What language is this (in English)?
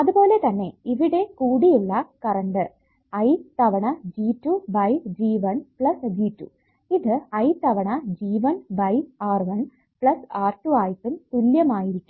Malayalam